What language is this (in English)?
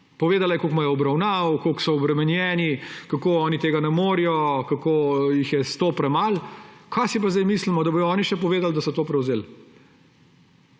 Slovenian